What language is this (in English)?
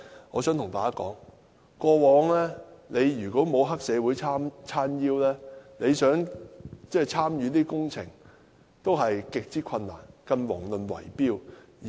Cantonese